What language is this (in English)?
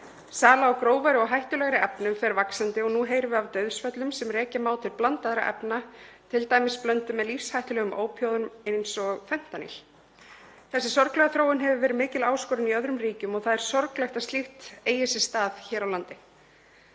Icelandic